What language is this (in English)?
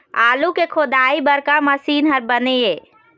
Chhattisgarhi